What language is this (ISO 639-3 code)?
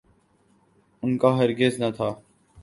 urd